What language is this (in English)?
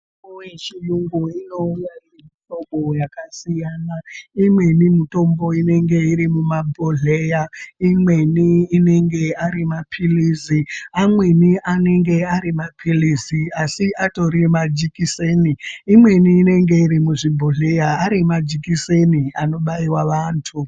Ndau